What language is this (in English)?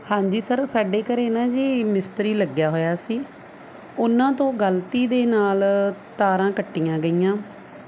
Punjabi